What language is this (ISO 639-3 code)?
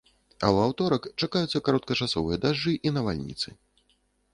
bel